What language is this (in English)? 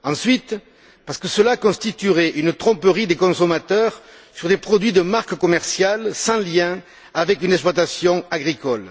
French